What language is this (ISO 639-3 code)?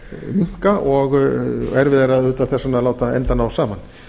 isl